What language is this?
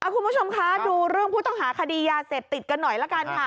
Thai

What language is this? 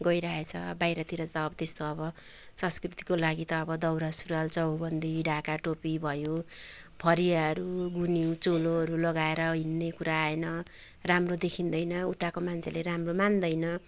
Nepali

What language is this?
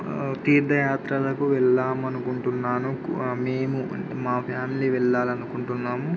Telugu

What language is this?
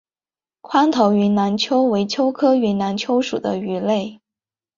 Chinese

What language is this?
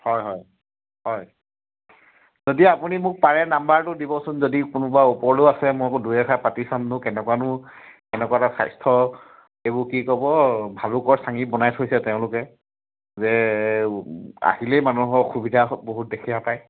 Assamese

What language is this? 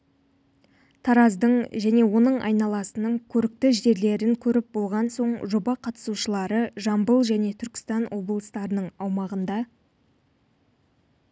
Kazakh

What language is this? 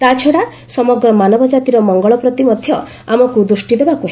Odia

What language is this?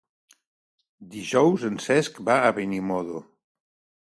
Catalan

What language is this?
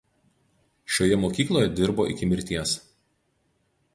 Lithuanian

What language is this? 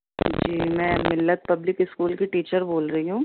Urdu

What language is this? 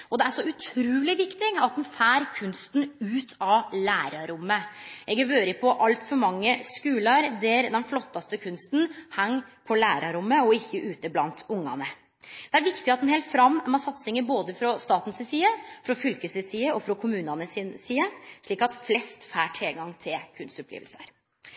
Norwegian Nynorsk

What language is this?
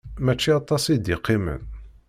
Kabyle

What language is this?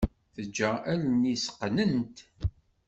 Kabyle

